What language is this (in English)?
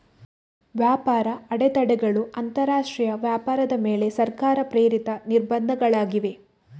Kannada